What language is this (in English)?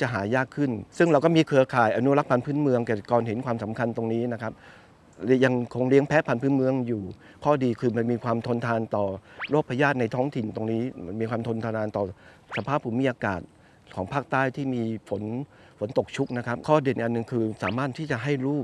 Thai